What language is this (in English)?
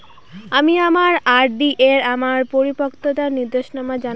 Bangla